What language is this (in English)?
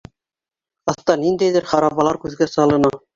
Bashkir